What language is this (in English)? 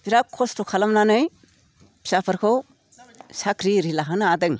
Bodo